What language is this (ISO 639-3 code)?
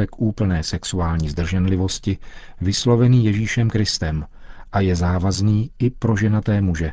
ces